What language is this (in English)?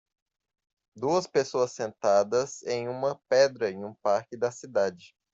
Portuguese